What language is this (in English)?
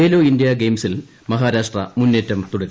Malayalam